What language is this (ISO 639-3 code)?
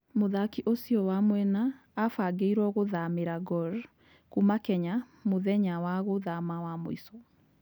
kik